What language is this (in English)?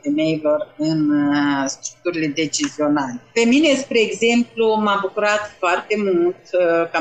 Romanian